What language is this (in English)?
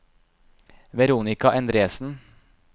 Norwegian